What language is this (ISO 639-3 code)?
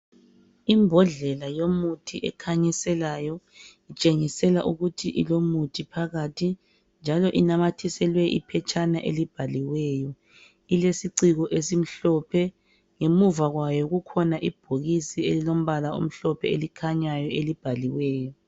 nde